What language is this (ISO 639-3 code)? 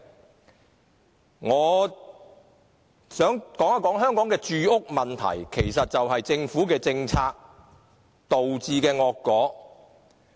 yue